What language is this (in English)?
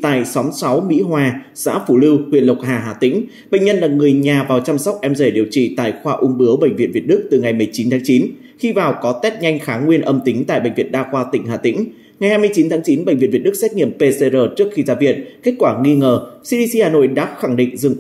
Vietnamese